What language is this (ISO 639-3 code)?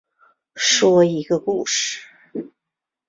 zho